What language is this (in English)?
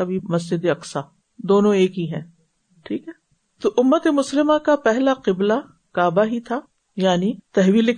Urdu